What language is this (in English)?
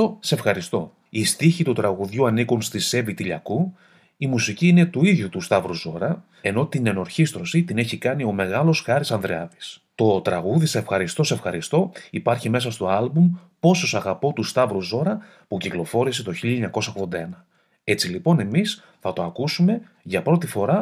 Greek